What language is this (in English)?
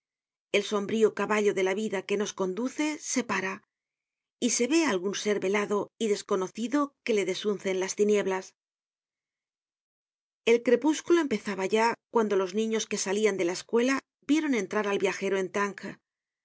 Spanish